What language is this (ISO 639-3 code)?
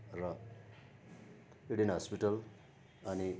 nep